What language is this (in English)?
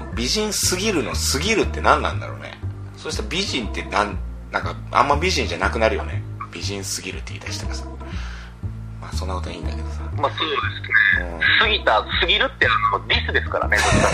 Japanese